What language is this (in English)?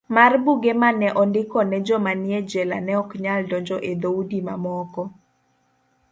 Luo (Kenya and Tanzania)